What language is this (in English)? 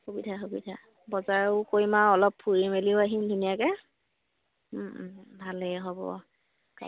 Assamese